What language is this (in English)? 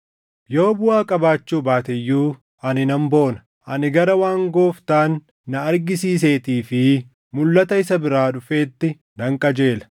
Oromo